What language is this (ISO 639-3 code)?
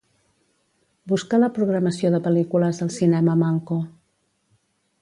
cat